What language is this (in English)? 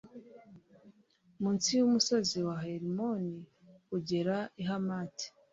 Kinyarwanda